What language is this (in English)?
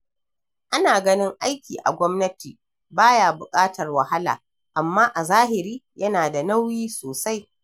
Hausa